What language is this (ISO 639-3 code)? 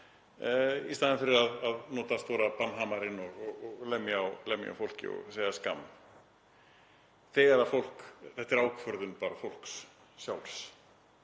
isl